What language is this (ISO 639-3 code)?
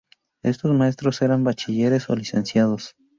spa